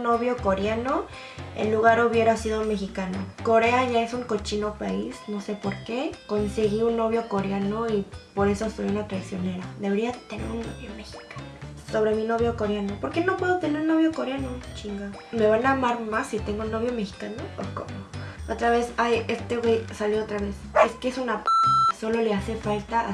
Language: Spanish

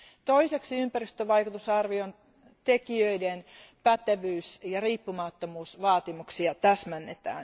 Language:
Finnish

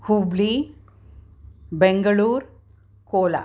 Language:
Sanskrit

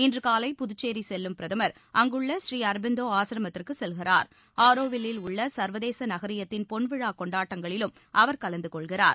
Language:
Tamil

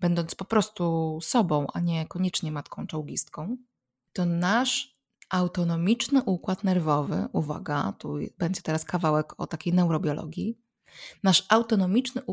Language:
Polish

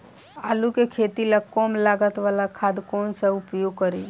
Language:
Bhojpuri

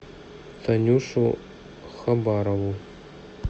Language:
Russian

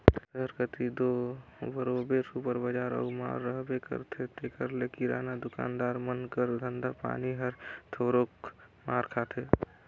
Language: Chhattisgarhi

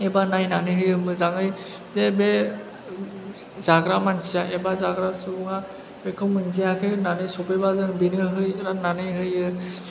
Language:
Bodo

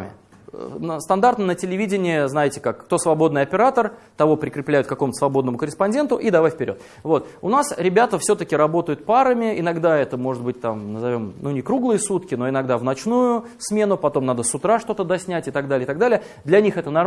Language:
Russian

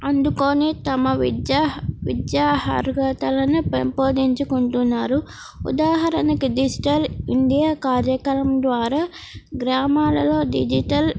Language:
Telugu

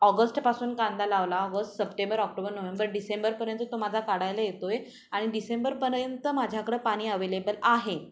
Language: Marathi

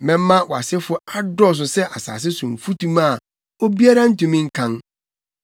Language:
Akan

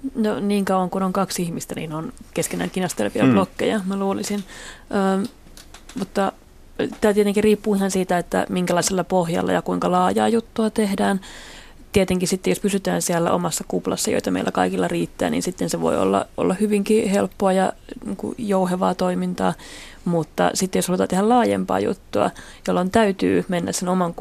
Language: Finnish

